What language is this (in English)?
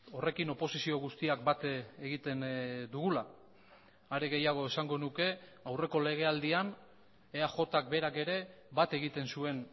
Basque